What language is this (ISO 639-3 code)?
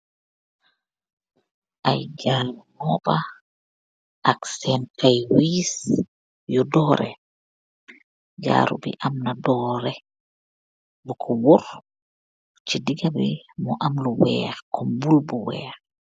wol